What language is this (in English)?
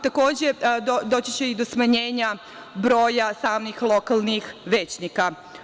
Serbian